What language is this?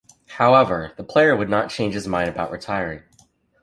English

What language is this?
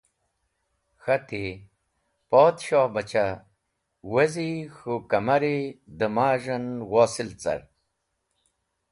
Wakhi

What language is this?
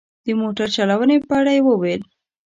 Pashto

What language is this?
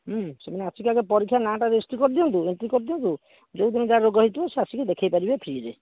Odia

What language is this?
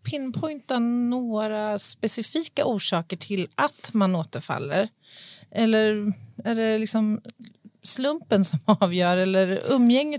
Swedish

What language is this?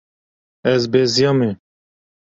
Kurdish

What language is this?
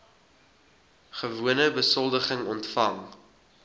Afrikaans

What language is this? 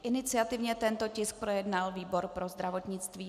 Czech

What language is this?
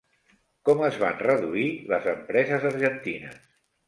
Catalan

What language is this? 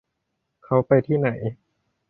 Thai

